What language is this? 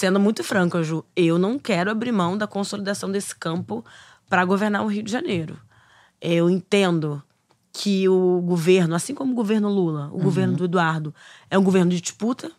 Portuguese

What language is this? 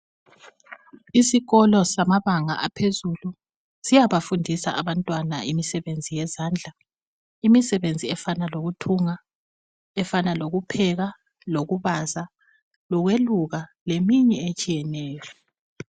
North Ndebele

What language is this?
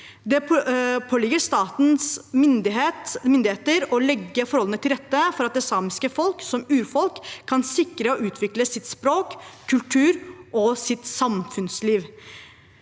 Norwegian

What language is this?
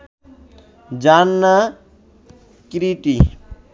Bangla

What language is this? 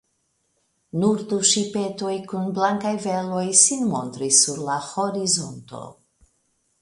Esperanto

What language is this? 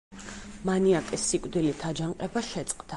Georgian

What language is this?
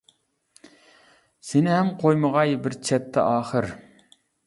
Uyghur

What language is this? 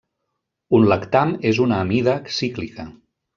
Catalan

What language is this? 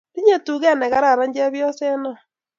Kalenjin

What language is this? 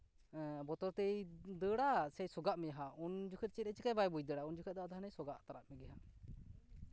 Santali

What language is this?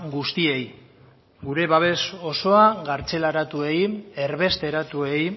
Basque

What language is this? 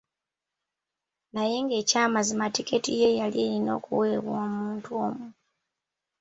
Ganda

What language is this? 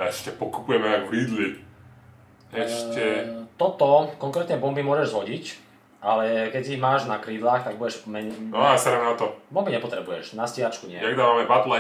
Polish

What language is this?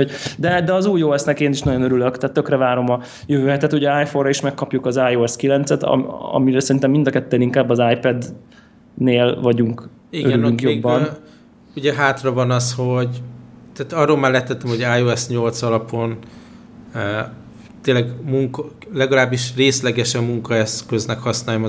Hungarian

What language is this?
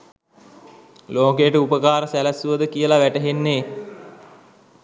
Sinhala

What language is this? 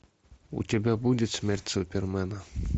Russian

